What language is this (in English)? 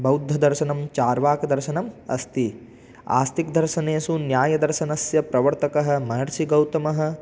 Sanskrit